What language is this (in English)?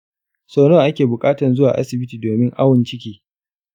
Hausa